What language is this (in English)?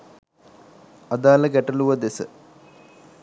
Sinhala